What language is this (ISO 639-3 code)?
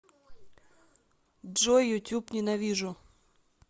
rus